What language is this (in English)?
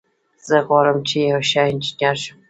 Pashto